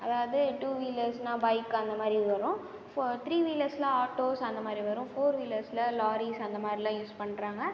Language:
Tamil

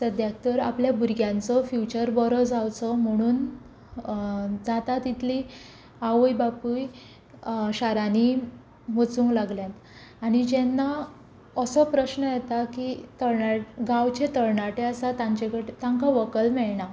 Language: Konkani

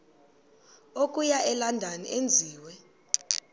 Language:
Xhosa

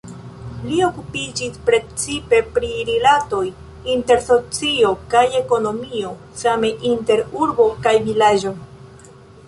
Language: Esperanto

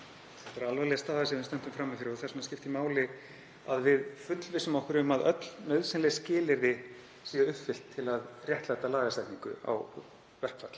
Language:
Icelandic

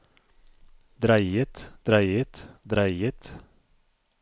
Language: Norwegian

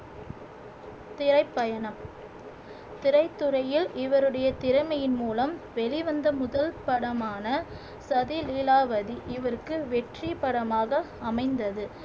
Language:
Tamil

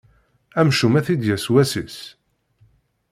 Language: Kabyle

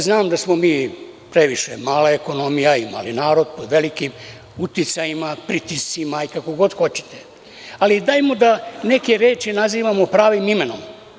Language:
Serbian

